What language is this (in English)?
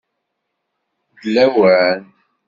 Kabyle